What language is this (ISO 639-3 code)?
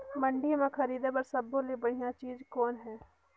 hne